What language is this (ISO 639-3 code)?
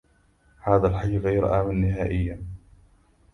ara